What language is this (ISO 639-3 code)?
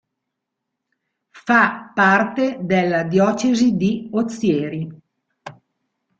ita